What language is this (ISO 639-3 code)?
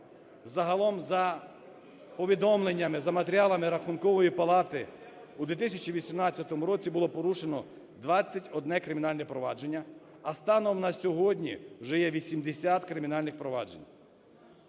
ukr